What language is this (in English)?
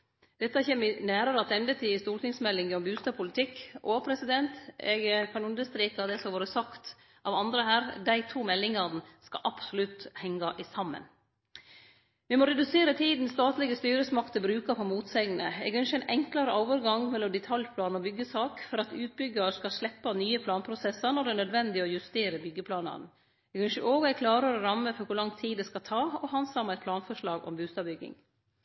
Norwegian Nynorsk